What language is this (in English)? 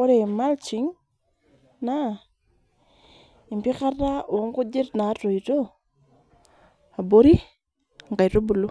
Masai